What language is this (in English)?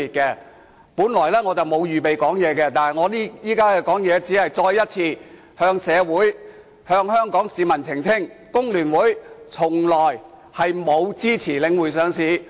Cantonese